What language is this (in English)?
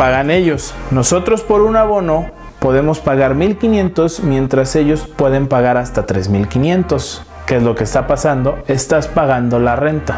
Spanish